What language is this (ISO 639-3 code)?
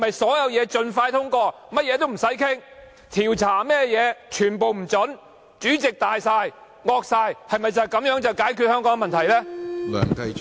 yue